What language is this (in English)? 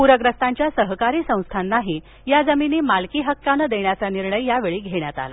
Marathi